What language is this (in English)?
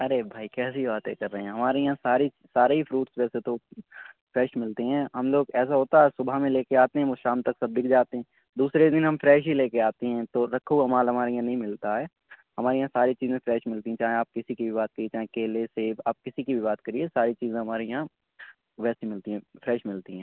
Urdu